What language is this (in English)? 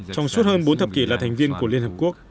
Vietnamese